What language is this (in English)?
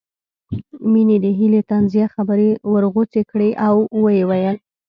Pashto